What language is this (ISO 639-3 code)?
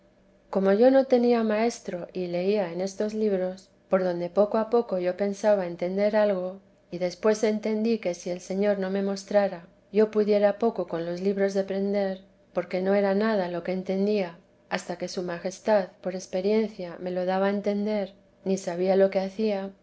spa